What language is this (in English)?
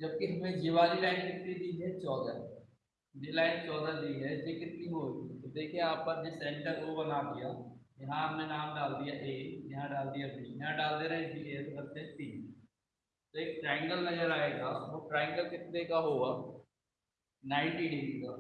Hindi